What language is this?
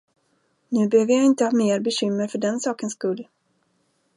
Swedish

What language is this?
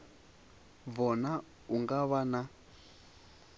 Venda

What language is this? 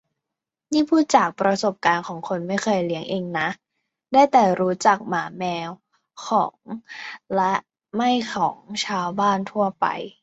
Thai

